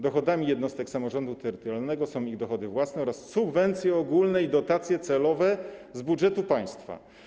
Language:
Polish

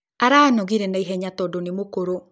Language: Kikuyu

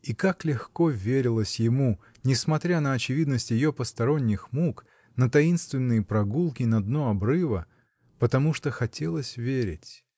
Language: Russian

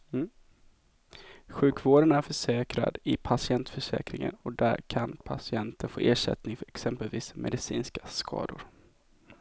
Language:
Swedish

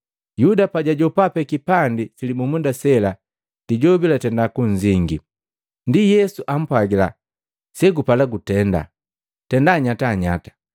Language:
Matengo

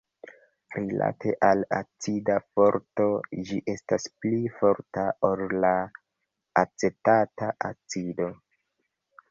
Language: Esperanto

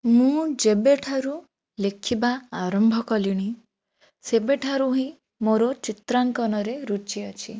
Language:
Odia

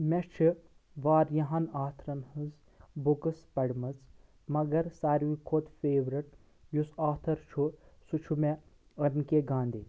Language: Kashmiri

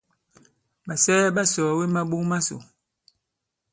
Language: Bankon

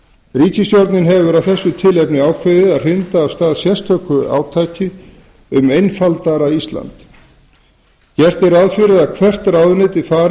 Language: Icelandic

